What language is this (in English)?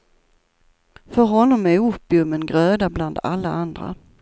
Swedish